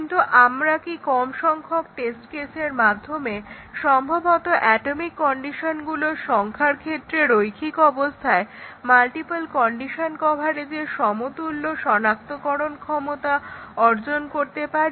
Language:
Bangla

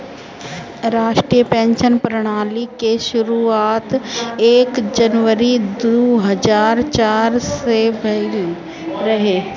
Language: Bhojpuri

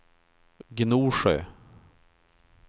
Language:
Swedish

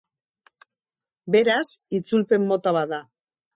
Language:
Basque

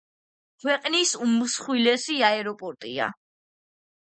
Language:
Georgian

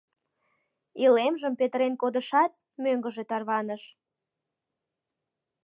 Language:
Mari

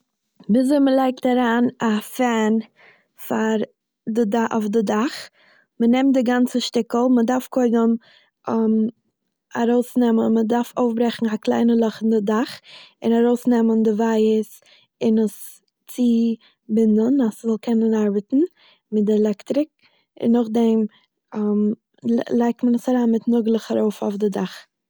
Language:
Yiddish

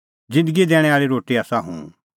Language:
Kullu Pahari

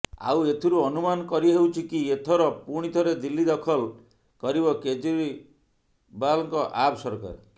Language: Odia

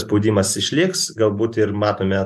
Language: Lithuanian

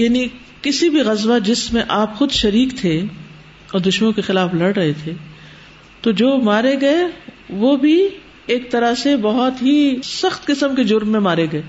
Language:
Urdu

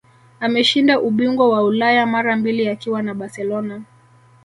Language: Swahili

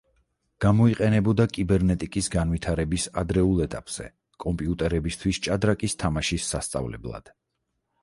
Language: Georgian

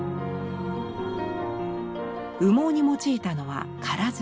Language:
Japanese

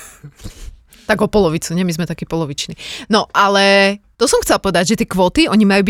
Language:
Slovak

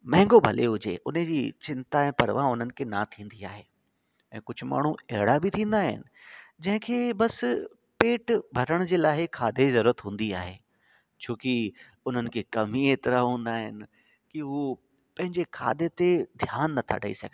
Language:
Sindhi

